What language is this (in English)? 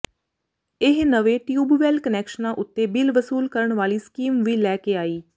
Punjabi